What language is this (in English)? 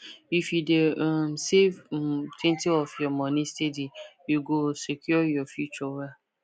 Nigerian Pidgin